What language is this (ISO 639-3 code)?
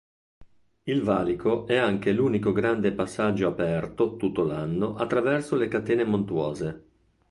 ita